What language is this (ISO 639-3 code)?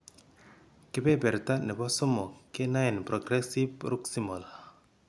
kln